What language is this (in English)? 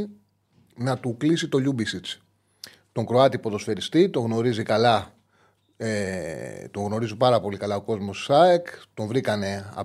Greek